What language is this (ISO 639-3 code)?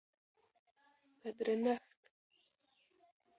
pus